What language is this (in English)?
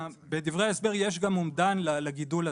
Hebrew